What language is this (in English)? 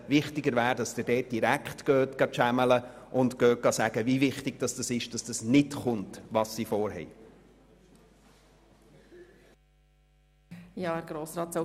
Swiss German